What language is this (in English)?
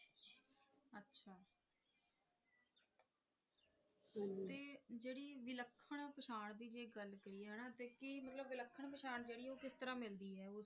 Punjabi